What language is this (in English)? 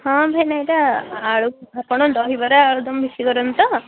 Odia